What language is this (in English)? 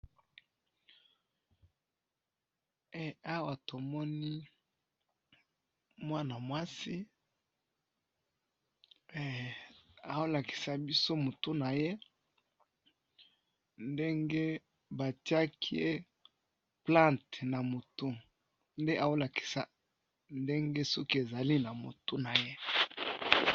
Lingala